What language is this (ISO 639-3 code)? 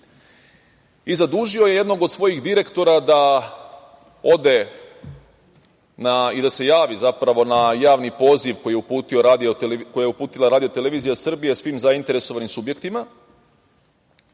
srp